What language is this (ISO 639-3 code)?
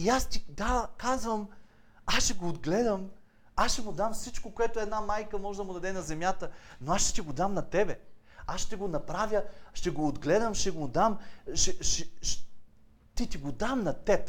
bul